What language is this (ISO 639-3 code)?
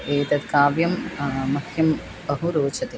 san